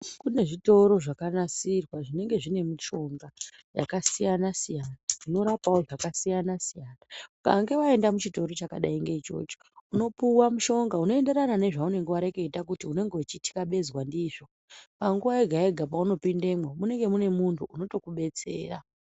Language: Ndau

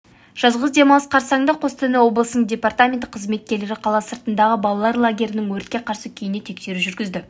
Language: Kazakh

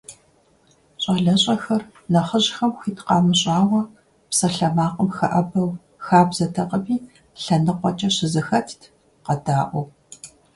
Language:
Kabardian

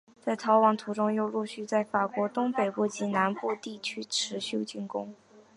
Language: Chinese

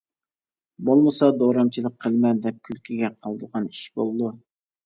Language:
Uyghur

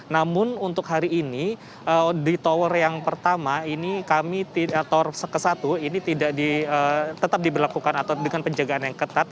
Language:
Indonesian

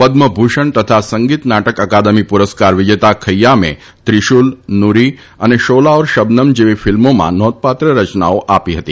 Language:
Gujarati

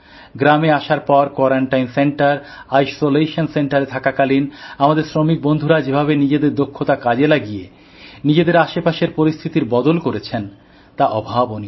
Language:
Bangla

